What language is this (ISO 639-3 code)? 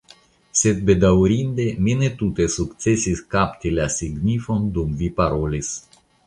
epo